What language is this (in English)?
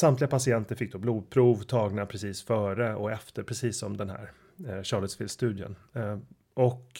Swedish